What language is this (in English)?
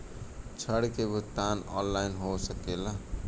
Bhojpuri